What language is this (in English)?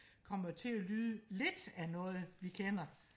Danish